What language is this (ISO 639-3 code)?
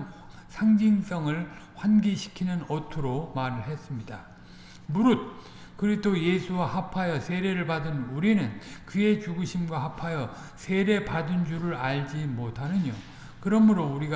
kor